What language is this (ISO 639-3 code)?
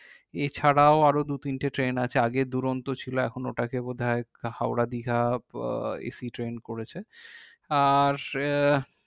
ben